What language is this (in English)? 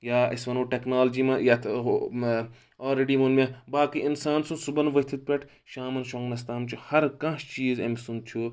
Kashmiri